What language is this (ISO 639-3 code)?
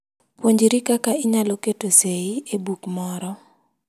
luo